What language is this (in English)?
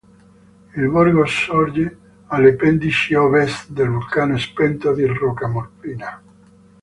Italian